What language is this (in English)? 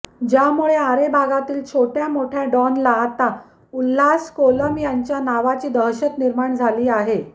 Marathi